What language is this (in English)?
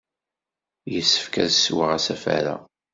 Kabyle